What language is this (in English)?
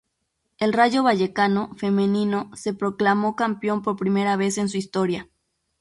Spanish